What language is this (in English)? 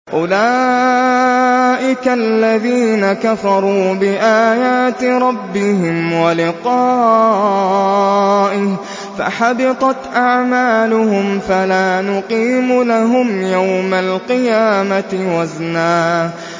Arabic